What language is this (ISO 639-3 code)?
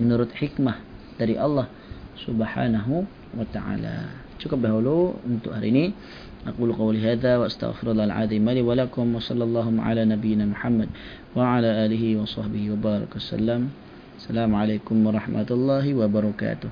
msa